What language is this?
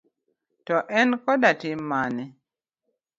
Luo (Kenya and Tanzania)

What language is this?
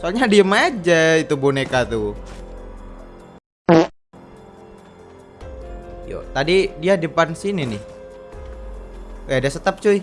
Indonesian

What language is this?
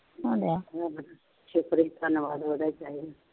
Punjabi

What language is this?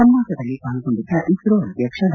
Kannada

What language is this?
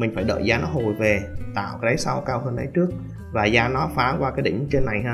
Vietnamese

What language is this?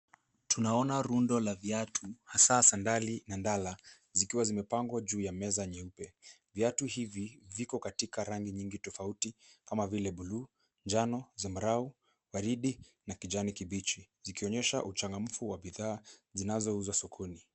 Swahili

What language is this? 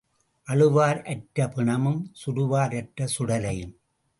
Tamil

